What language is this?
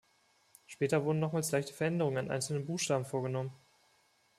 German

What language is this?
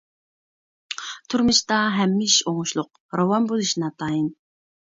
Uyghur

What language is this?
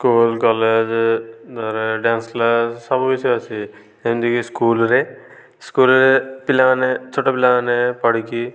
Odia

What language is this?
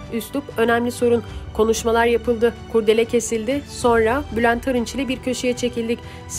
Turkish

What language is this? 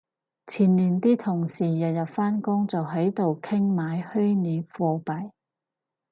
Cantonese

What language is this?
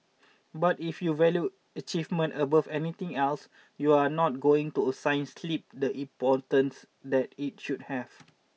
English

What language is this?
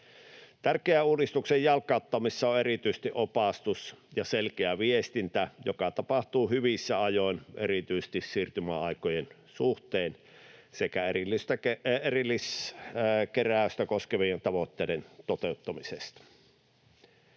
Finnish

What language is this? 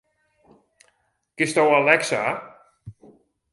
Western Frisian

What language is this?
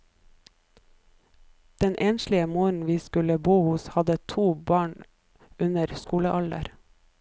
Norwegian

